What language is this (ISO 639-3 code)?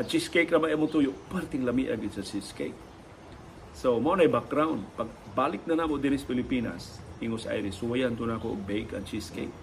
fil